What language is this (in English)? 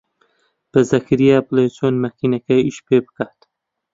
Central Kurdish